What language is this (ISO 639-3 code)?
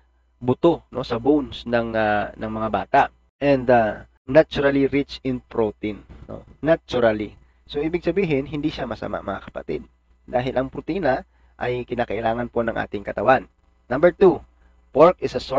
fil